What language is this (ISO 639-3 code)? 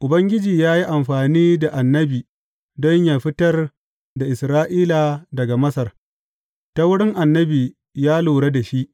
hau